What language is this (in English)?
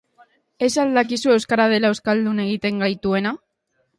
Basque